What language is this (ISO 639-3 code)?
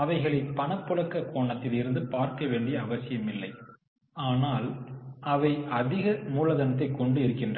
tam